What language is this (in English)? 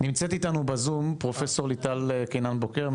Hebrew